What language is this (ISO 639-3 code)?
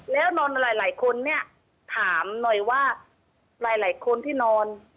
tha